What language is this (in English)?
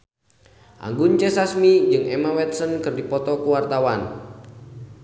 Sundanese